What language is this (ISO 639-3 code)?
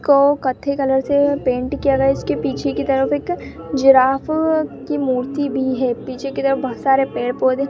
hin